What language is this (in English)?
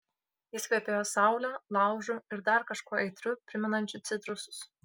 Lithuanian